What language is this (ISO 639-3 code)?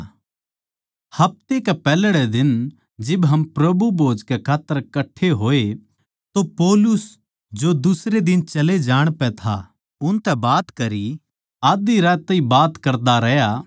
bgc